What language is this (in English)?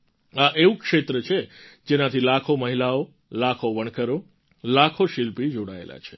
Gujarati